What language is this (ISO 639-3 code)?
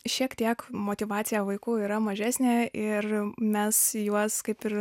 lit